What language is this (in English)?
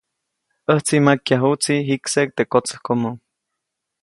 Copainalá Zoque